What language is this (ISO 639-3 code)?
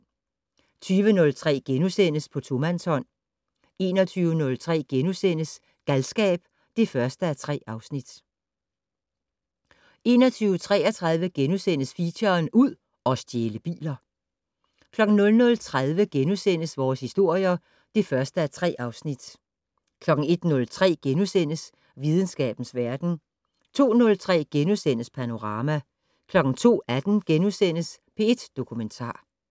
dan